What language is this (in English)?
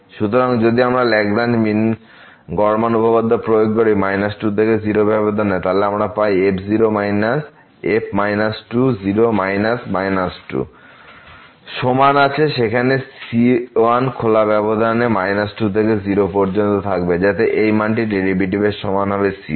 Bangla